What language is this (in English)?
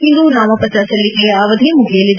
Kannada